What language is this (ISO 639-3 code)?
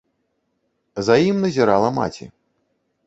bel